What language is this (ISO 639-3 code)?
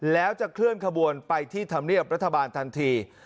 tha